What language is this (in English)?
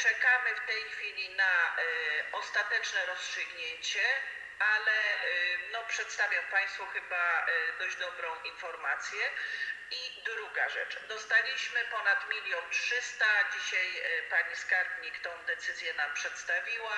Polish